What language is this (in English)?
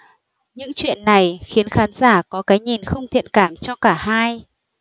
Vietnamese